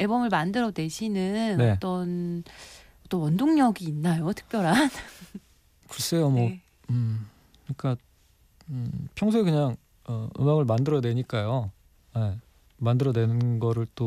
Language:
Korean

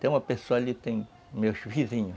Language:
Portuguese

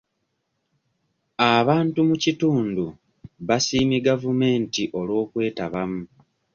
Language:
Ganda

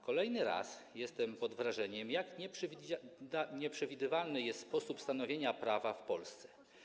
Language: Polish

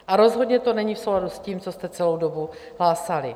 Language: Czech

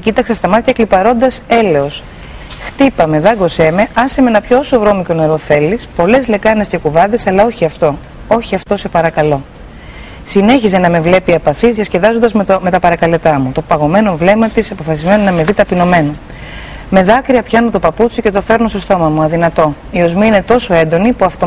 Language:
Greek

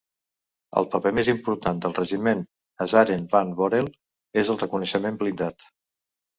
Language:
Catalan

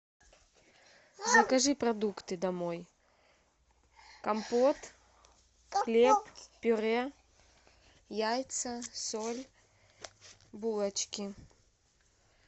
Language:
Russian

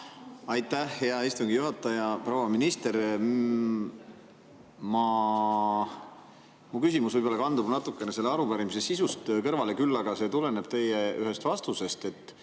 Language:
Estonian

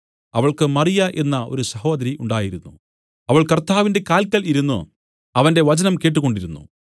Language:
Malayalam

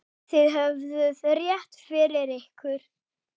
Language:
Icelandic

